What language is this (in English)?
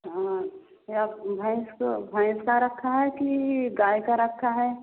Hindi